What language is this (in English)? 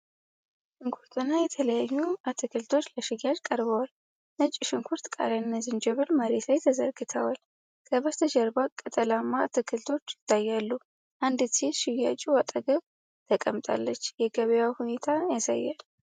Amharic